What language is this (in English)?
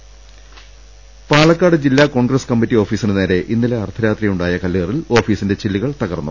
Malayalam